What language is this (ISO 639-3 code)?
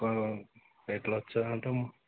tel